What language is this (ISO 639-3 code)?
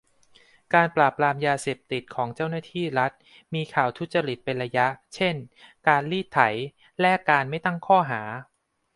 tha